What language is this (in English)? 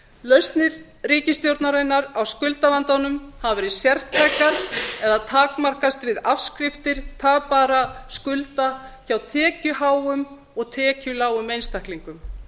Icelandic